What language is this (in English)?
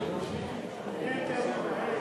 Hebrew